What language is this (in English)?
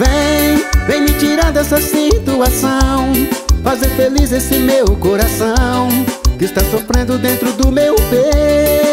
Portuguese